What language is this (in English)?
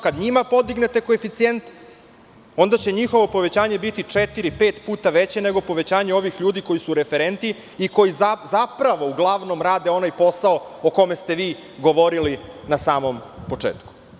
Serbian